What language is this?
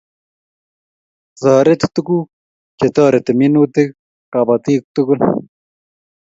Kalenjin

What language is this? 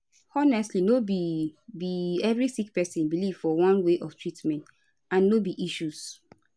Nigerian Pidgin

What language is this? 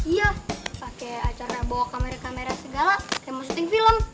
Indonesian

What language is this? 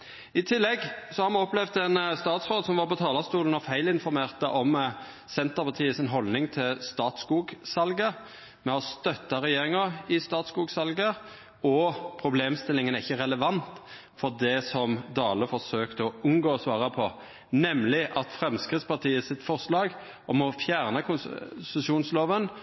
Norwegian Nynorsk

